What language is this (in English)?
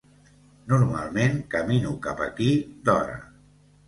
Catalan